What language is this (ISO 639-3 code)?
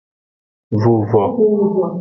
ajg